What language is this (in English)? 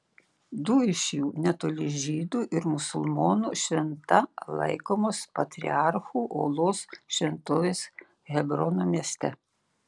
Lithuanian